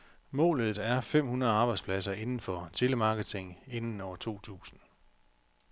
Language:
Danish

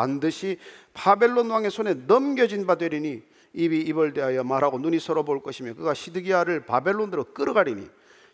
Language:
Korean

